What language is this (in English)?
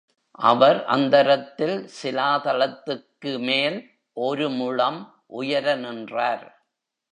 Tamil